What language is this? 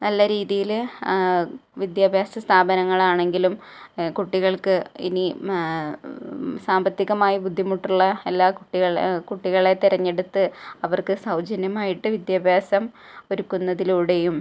Malayalam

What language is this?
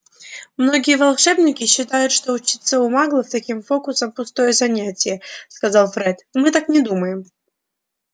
Russian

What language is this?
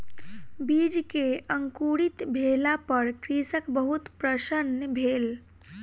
Maithili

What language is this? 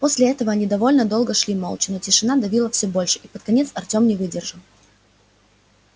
Russian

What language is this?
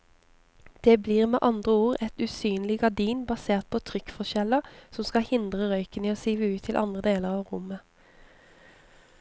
Norwegian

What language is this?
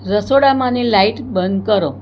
Gujarati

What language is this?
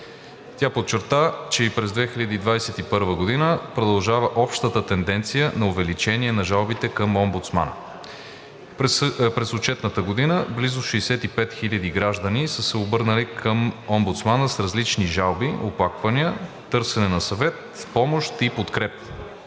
Bulgarian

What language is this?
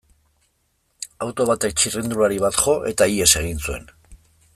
Basque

